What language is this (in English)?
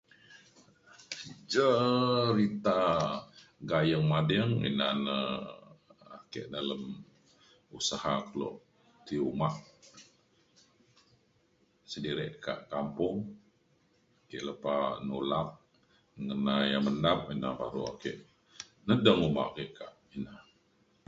Mainstream Kenyah